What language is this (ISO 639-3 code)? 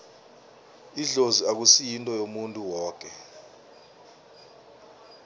nbl